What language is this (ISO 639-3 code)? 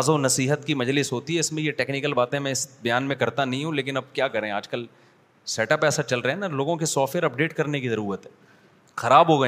urd